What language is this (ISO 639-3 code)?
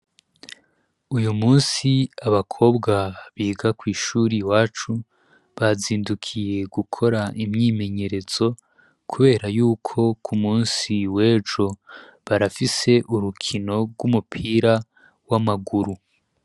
run